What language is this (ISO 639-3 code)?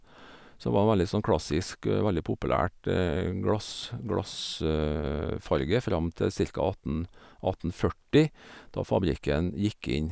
nor